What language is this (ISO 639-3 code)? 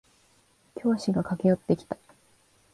jpn